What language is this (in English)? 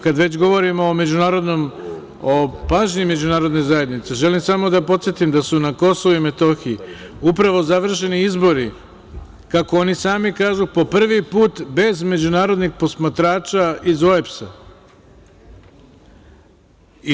Serbian